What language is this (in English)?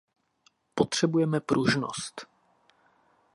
Czech